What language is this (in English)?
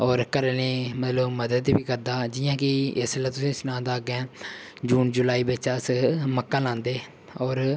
Dogri